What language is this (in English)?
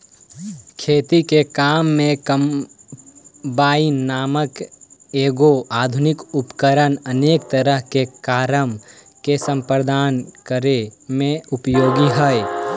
Magahi